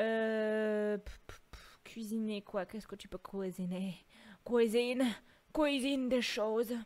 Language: French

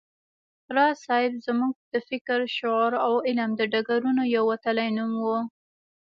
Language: Pashto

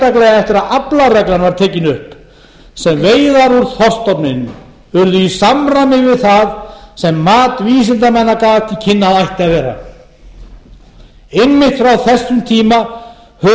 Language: Icelandic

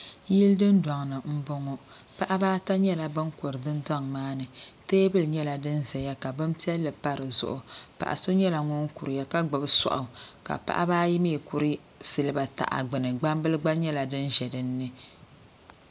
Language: Dagbani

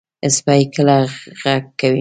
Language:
Pashto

